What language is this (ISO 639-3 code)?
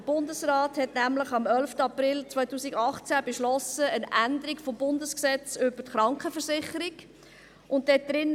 gsw